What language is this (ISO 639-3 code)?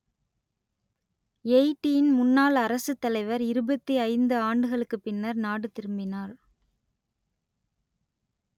tam